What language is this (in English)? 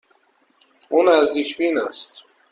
Persian